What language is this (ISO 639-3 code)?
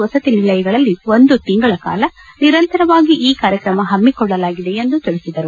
kan